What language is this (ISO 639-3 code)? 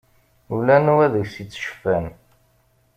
kab